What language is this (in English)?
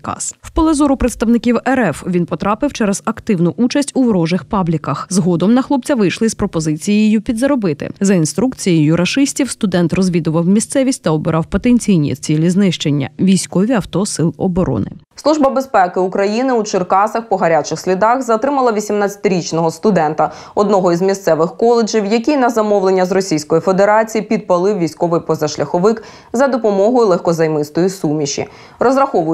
Ukrainian